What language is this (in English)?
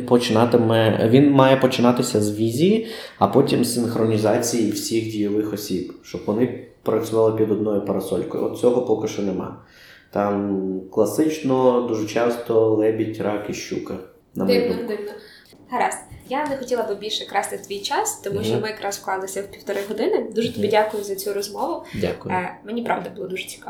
Ukrainian